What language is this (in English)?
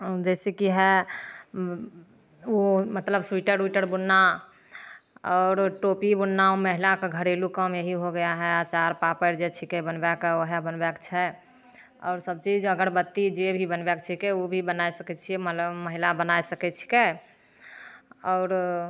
Maithili